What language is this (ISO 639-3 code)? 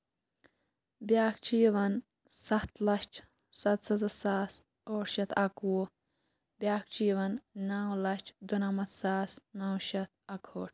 kas